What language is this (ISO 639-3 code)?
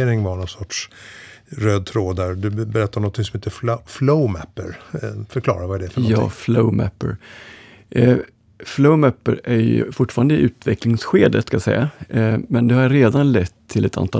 swe